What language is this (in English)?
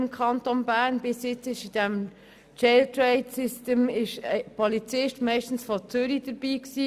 Swiss German